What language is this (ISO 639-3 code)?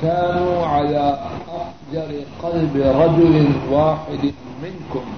urd